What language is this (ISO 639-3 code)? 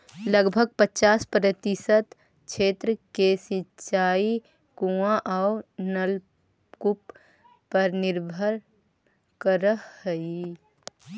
mag